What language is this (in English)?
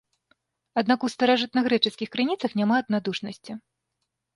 Belarusian